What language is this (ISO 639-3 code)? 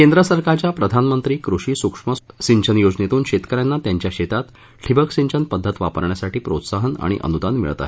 mar